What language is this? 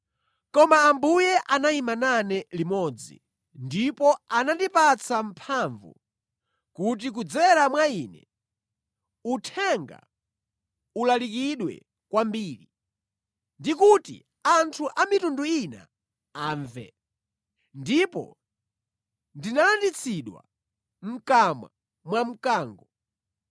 Nyanja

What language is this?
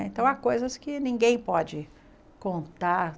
Portuguese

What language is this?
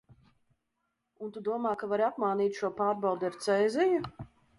Latvian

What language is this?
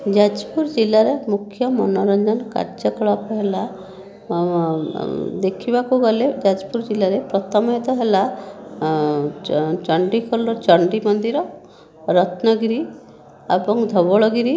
Odia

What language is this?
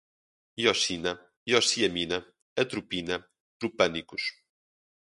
Portuguese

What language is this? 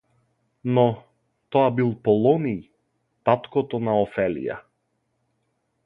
Macedonian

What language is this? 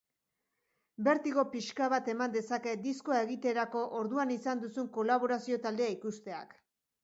Basque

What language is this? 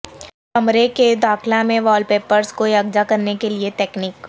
Urdu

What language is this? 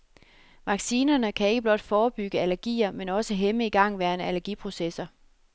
Danish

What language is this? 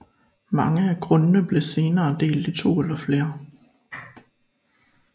Danish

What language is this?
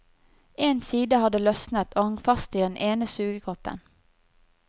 Norwegian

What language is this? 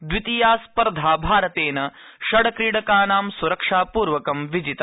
Sanskrit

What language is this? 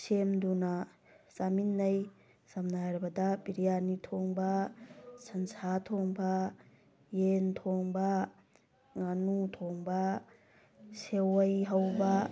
Manipuri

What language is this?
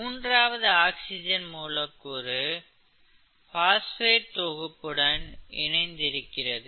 Tamil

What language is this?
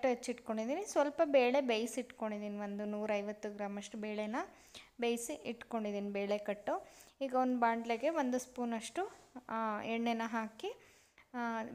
Indonesian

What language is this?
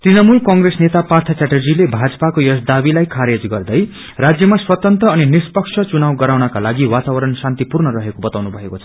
Nepali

